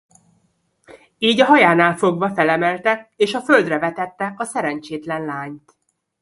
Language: Hungarian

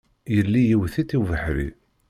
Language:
Kabyle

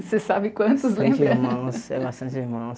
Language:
Portuguese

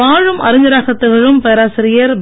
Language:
Tamil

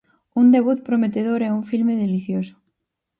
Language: Galician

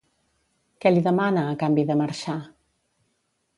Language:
Catalan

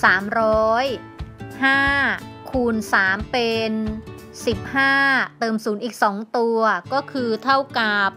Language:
Thai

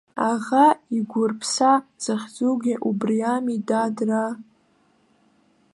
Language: Abkhazian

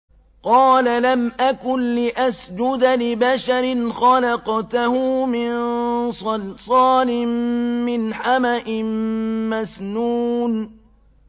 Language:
Arabic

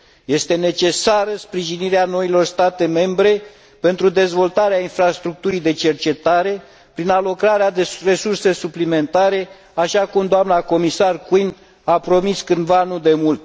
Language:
Romanian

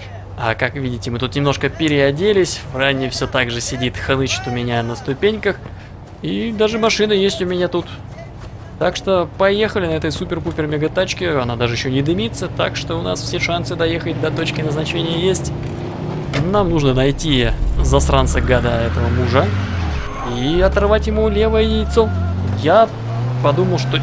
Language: Russian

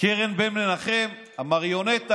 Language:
Hebrew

